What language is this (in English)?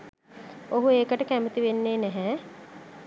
Sinhala